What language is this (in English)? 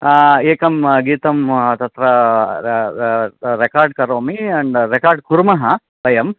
Sanskrit